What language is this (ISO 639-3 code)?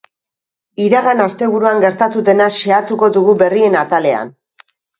eus